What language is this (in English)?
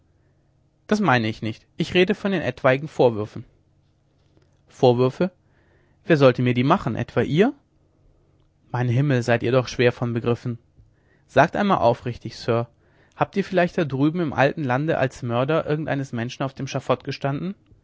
German